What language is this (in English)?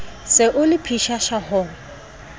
Southern Sotho